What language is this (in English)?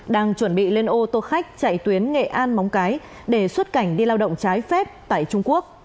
Vietnamese